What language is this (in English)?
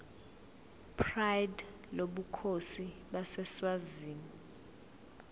Zulu